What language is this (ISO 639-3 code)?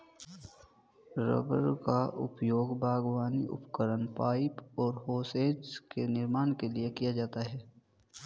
hin